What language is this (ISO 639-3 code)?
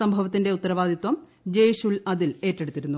mal